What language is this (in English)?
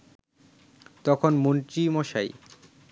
Bangla